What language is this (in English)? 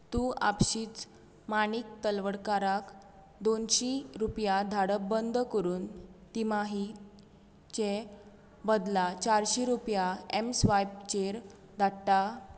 Konkani